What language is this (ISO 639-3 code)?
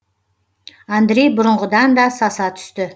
kaz